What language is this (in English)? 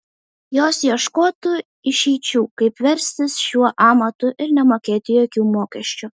Lithuanian